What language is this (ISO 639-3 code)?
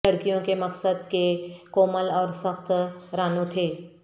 urd